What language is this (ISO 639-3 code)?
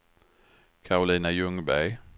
swe